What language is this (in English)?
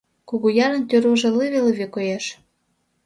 Mari